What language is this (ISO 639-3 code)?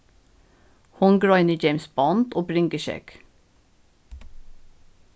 fao